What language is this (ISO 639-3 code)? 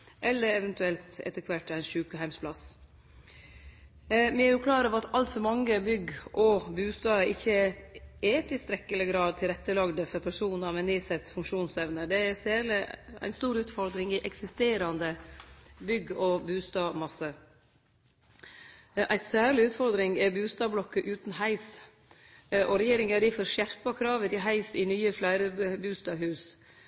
nno